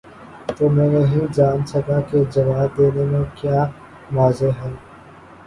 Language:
Urdu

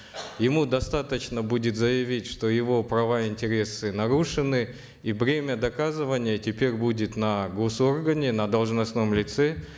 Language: Kazakh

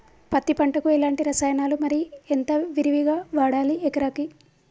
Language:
Telugu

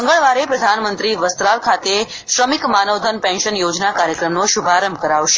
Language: Gujarati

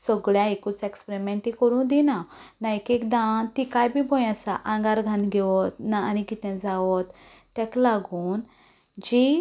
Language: Konkani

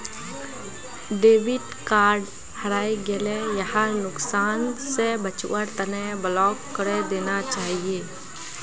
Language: Magahi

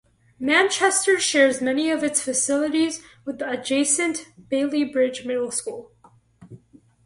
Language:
English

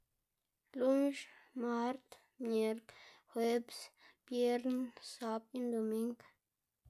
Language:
Xanaguía Zapotec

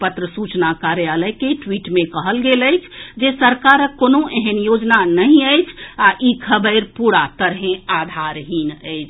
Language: Maithili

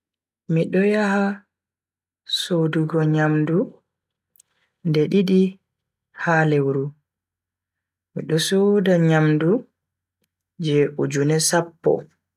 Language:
Bagirmi Fulfulde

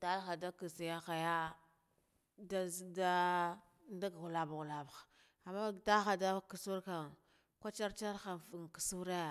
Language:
Guduf-Gava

